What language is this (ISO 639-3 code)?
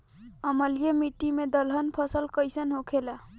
bho